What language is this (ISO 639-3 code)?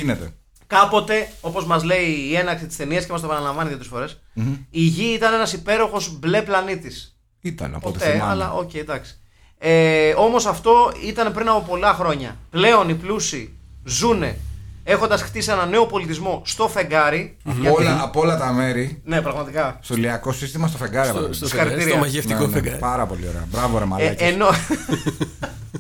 ell